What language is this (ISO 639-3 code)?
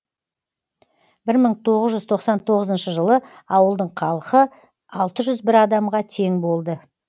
kaz